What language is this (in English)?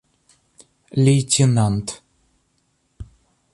Russian